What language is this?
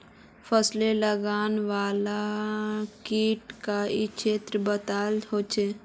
Magahi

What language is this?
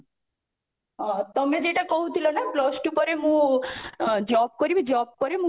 Odia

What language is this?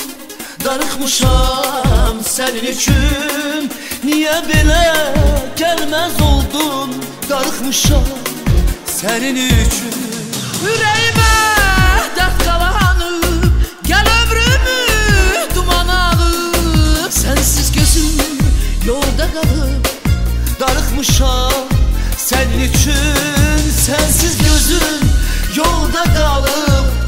Turkish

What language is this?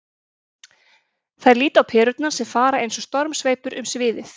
Icelandic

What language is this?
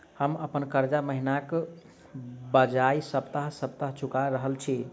Maithili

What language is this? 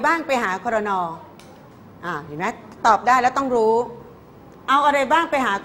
Thai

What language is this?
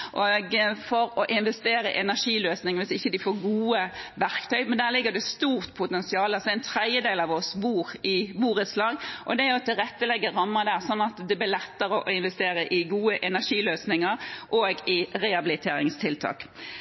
Norwegian Bokmål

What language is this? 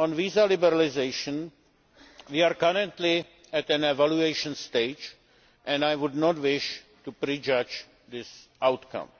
English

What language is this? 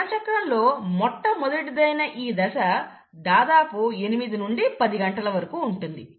Telugu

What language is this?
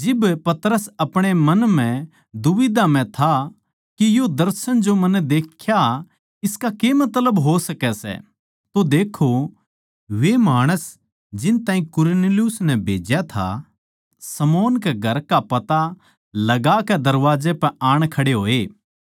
Haryanvi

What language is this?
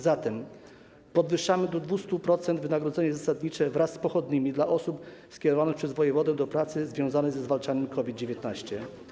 Polish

